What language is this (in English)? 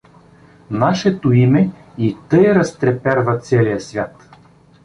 Bulgarian